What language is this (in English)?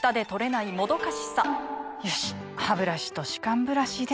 Japanese